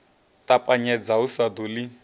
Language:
Venda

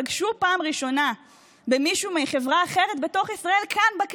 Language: Hebrew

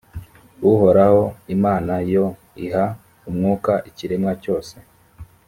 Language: Kinyarwanda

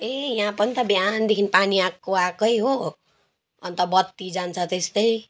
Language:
Nepali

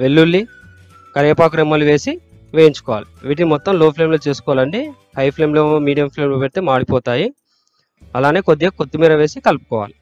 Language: Telugu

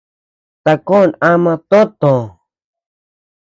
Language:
Tepeuxila Cuicatec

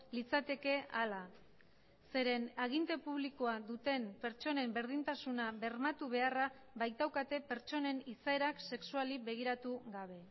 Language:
Basque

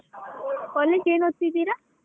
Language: Kannada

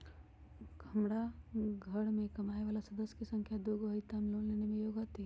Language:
Magahi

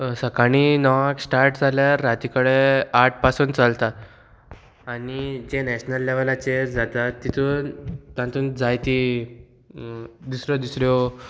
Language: Konkani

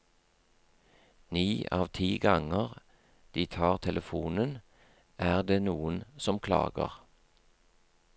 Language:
Norwegian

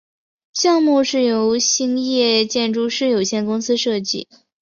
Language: Chinese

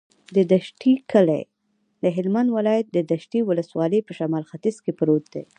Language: Pashto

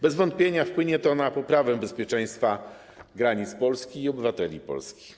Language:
Polish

